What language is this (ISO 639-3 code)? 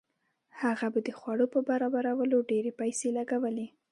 pus